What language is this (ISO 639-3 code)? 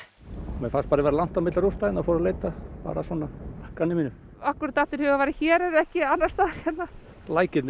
isl